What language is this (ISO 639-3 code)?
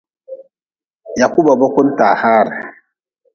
nmz